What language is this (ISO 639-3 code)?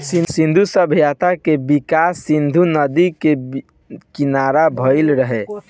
bho